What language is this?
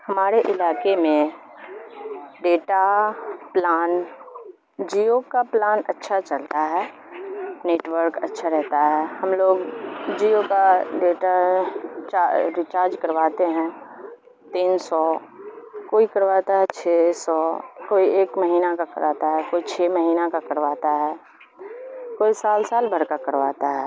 Urdu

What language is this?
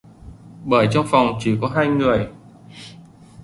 Vietnamese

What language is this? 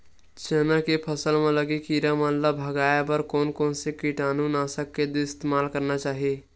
Chhattisgarhi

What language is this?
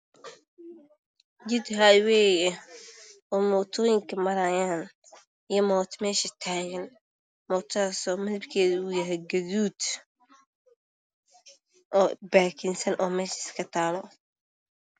Somali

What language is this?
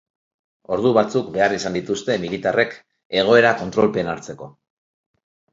Basque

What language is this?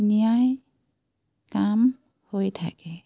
Assamese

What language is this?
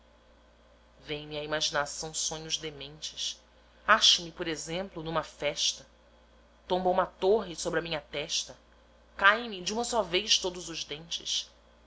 Portuguese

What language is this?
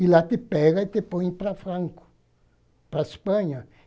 Portuguese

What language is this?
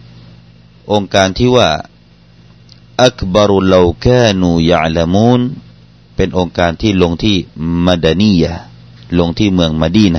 Thai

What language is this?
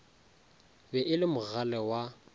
Northern Sotho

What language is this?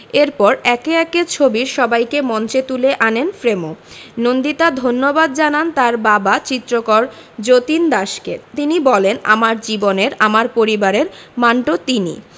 Bangla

